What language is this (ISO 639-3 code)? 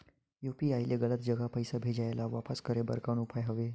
hne